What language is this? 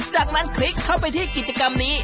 Thai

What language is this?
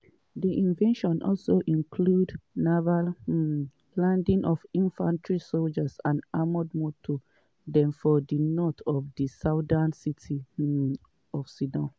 Nigerian Pidgin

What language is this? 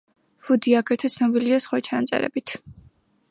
Georgian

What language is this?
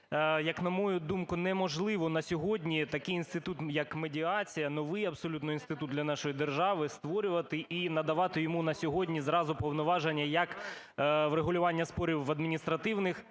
Ukrainian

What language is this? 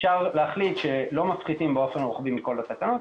Hebrew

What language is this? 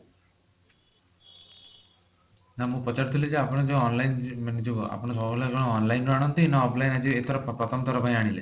Odia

